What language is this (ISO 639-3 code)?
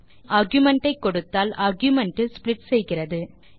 tam